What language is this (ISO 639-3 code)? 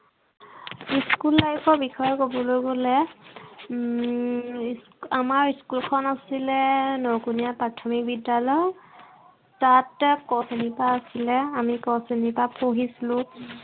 asm